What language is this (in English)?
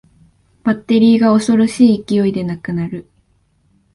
Japanese